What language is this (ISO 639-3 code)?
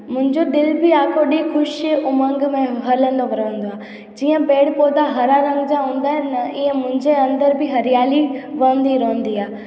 snd